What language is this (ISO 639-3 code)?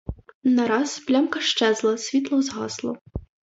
ukr